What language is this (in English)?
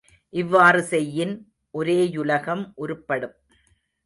Tamil